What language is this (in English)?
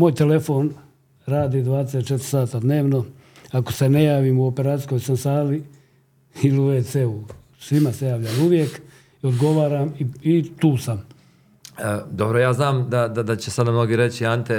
Croatian